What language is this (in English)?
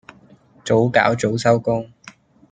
Cantonese